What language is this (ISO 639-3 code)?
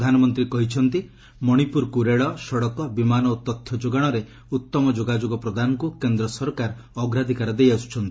ori